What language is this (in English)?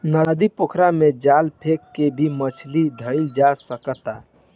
Bhojpuri